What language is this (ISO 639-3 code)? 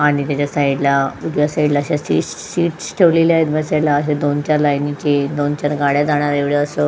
mar